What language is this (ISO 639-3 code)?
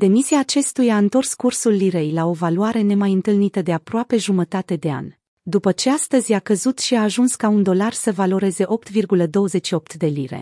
ron